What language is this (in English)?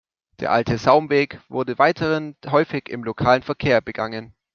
German